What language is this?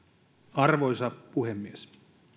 Finnish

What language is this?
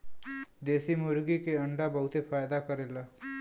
Bhojpuri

